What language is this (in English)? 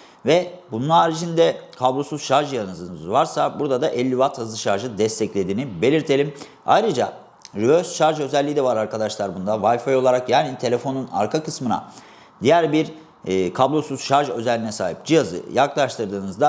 Turkish